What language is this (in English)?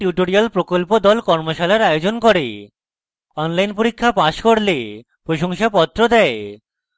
Bangla